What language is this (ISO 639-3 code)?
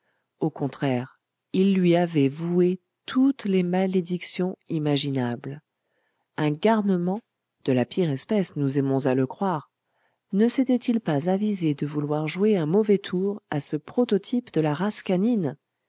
fra